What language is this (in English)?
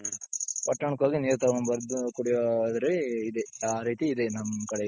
Kannada